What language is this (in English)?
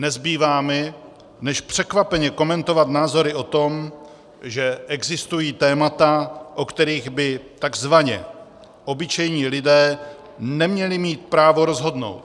Czech